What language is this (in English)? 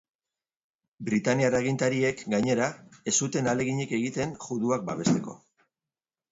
Basque